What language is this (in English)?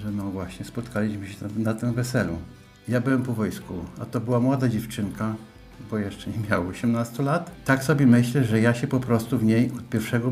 Polish